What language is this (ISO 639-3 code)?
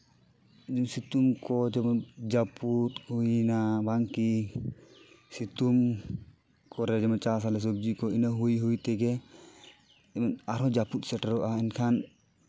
sat